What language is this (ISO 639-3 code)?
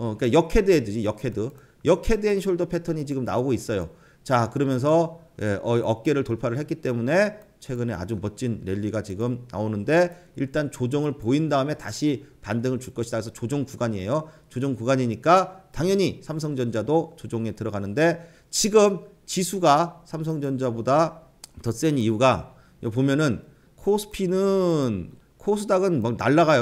kor